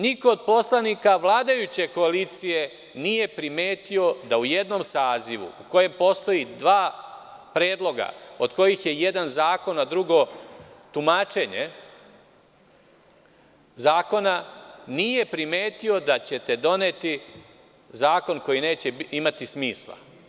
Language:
Serbian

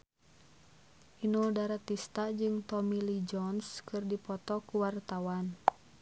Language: Sundanese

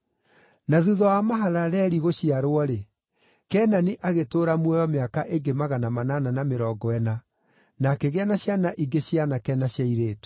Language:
Kikuyu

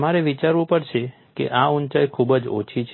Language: Gujarati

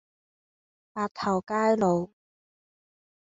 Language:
Cantonese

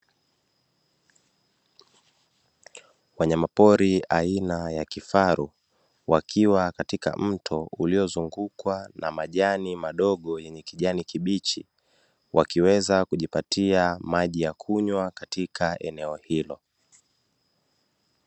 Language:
Swahili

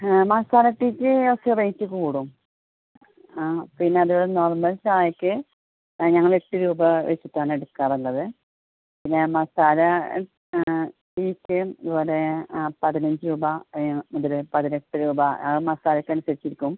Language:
Malayalam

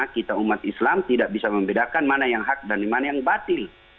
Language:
Indonesian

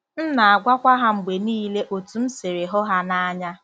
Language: Igbo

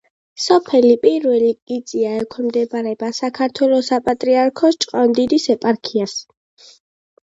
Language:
Georgian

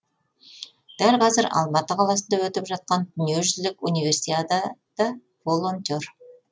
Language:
Kazakh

